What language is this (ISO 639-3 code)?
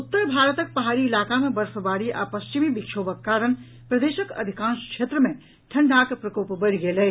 mai